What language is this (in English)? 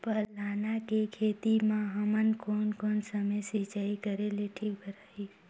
Chhattisgarhi